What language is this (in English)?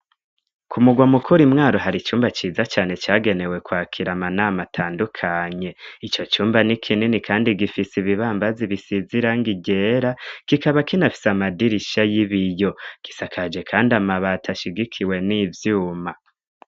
Rundi